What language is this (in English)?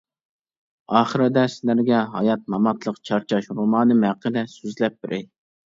Uyghur